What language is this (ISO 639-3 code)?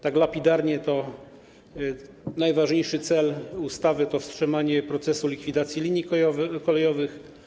pol